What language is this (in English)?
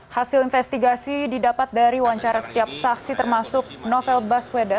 Indonesian